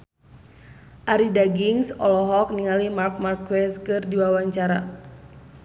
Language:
Sundanese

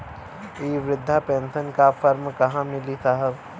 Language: Bhojpuri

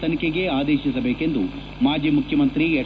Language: Kannada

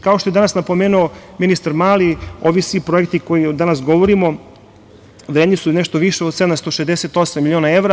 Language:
Serbian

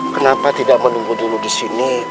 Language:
Indonesian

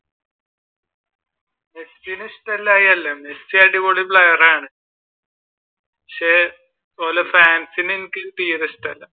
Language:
Malayalam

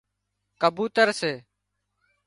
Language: Wadiyara Koli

